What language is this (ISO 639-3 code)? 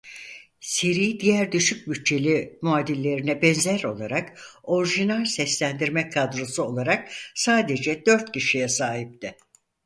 tur